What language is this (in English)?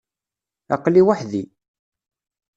Kabyle